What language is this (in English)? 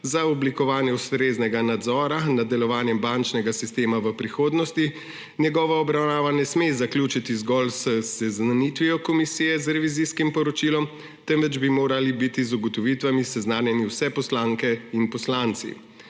Slovenian